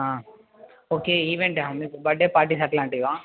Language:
Telugu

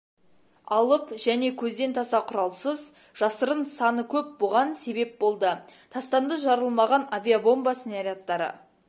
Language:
Kazakh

